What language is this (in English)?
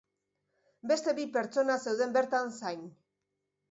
Basque